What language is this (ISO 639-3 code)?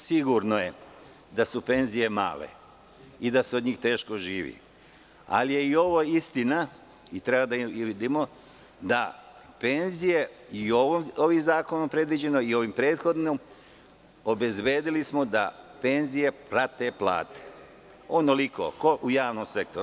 srp